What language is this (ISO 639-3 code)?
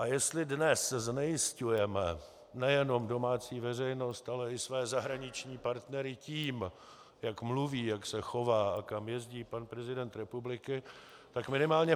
ces